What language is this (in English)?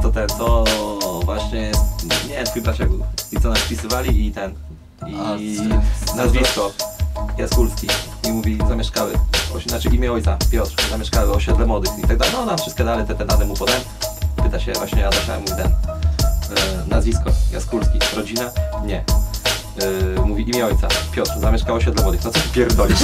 Polish